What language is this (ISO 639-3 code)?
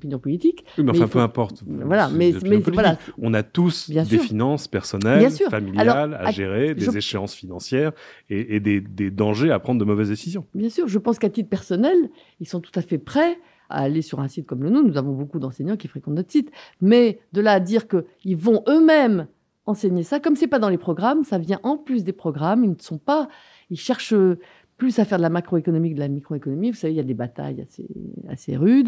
fra